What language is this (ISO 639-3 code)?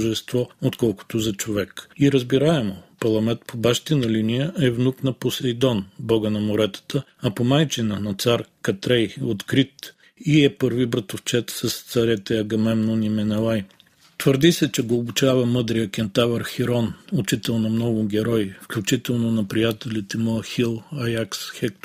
bul